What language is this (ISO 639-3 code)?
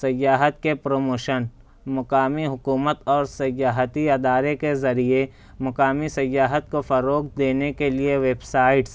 urd